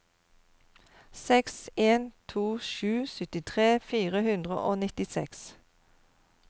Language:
Norwegian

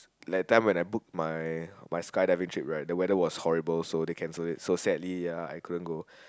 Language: English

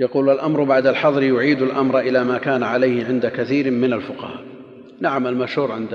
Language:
Arabic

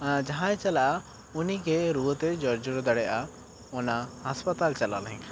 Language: Santali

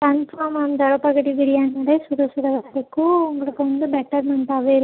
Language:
Tamil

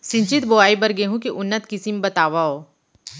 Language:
Chhattisgarhi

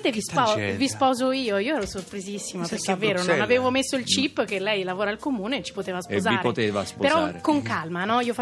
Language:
Italian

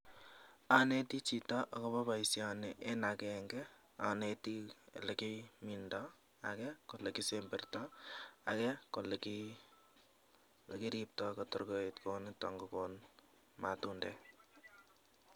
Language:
Kalenjin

